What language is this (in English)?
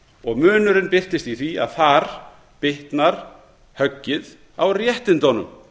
Icelandic